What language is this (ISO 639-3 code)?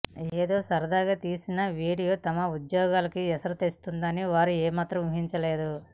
tel